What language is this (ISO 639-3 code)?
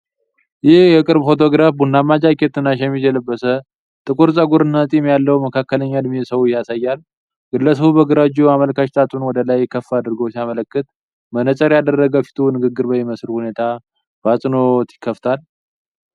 amh